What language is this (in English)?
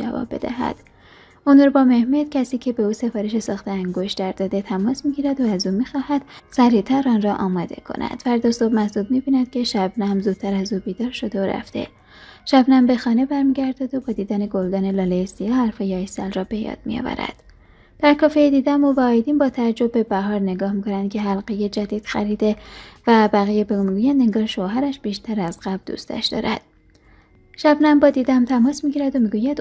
Persian